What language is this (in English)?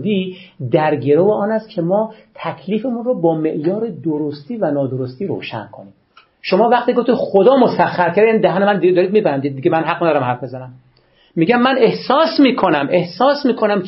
Persian